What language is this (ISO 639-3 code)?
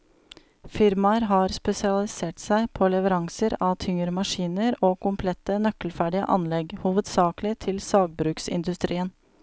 nor